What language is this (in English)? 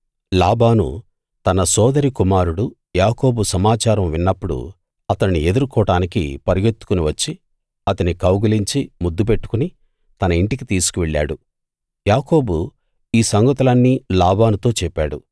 Telugu